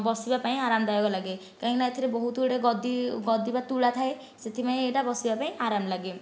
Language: Odia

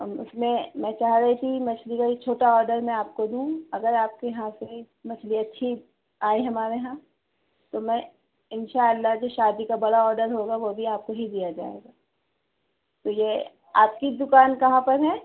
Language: Urdu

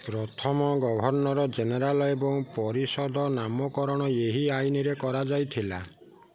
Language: Odia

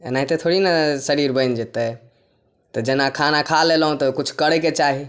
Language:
Maithili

